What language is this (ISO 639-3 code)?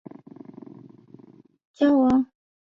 zho